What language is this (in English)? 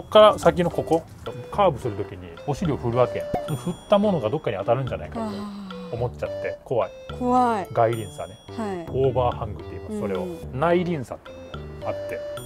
Japanese